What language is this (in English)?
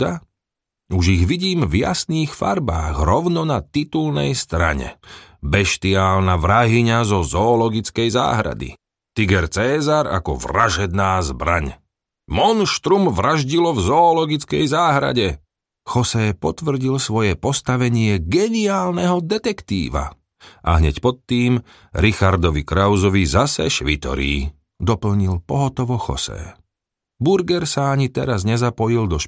Slovak